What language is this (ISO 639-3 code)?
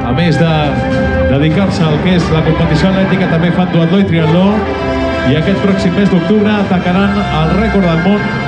spa